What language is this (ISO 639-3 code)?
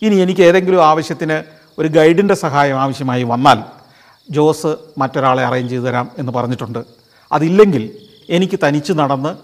mal